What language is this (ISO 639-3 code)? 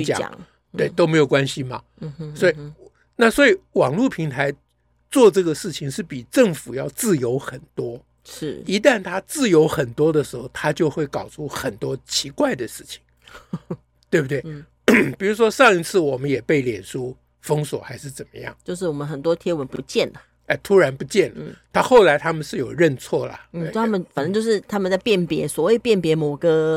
zho